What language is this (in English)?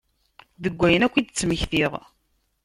Kabyle